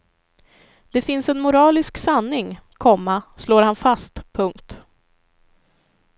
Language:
Swedish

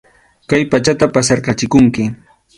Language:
Arequipa-La Unión Quechua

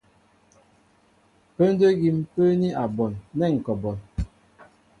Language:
Mbo (Cameroon)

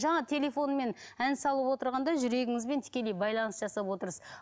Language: Kazakh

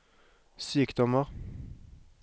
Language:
Norwegian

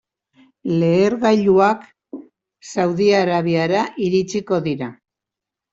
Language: Basque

